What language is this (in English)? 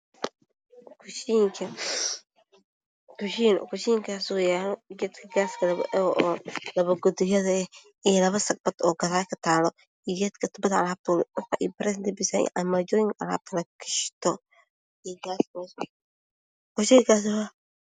Somali